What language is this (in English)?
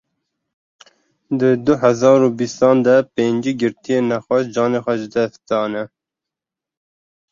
Kurdish